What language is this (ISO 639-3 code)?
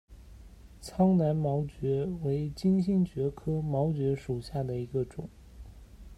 zho